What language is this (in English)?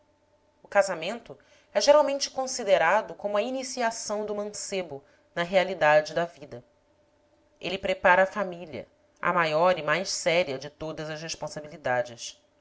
Portuguese